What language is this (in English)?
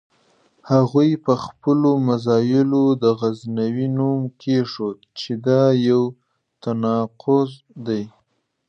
Pashto